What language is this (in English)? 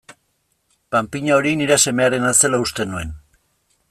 Basque